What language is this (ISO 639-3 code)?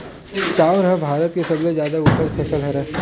hne